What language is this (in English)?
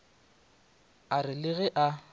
Northern Sotho